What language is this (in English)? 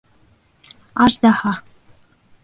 Bashkir